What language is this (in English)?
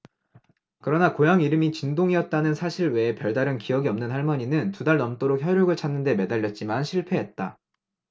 Korean